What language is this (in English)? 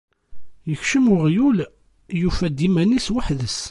Kabyle